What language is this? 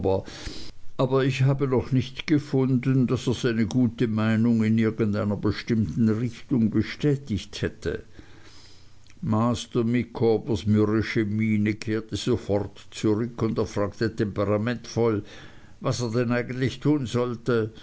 German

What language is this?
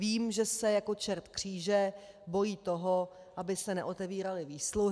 Czech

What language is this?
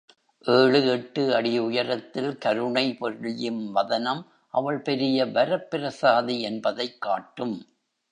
Tamil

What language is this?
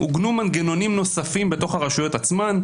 Hebrew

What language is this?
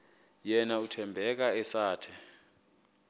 Xhosa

